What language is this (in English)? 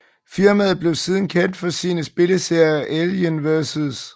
Danish